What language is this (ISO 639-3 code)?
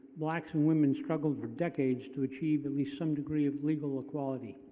eng